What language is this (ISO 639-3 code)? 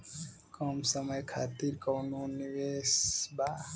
bho